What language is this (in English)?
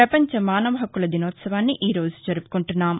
Telugu